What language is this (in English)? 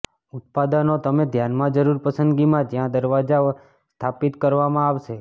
Gujarati